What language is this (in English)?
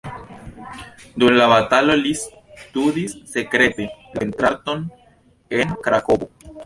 Esperanto